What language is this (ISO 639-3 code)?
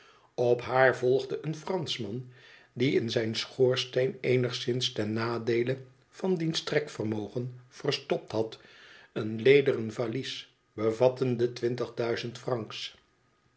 nld